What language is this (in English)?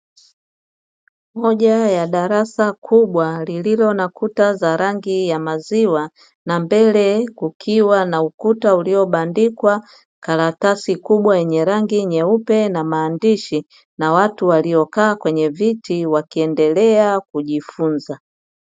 Swahili